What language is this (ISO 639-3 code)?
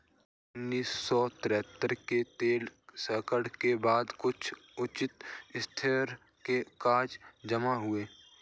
hin